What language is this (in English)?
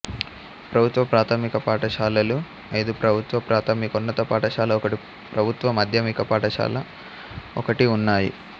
Telugu